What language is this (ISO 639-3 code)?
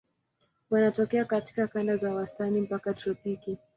swa